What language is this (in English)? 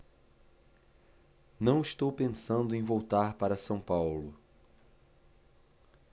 Portuguese